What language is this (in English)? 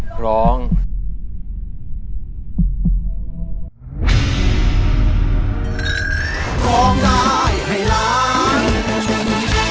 Thai